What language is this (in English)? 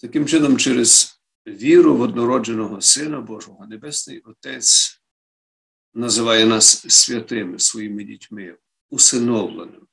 Ukrainian